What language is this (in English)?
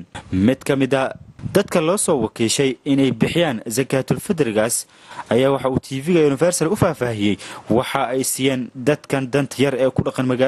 Arabic